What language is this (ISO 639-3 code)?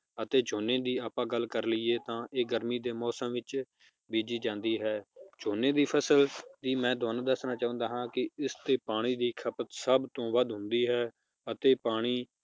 pan